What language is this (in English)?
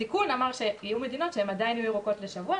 Hebrew